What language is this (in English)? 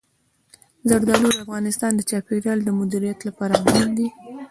Pashto